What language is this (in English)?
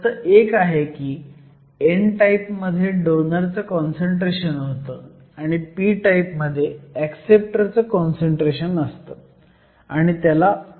Marathi